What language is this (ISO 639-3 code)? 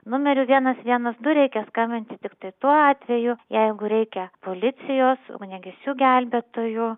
lit